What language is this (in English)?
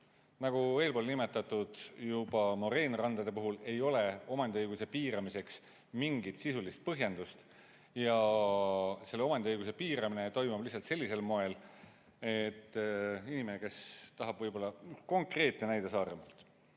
Estonian